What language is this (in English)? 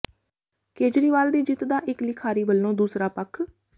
Punjabi